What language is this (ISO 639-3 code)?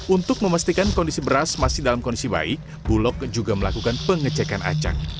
ind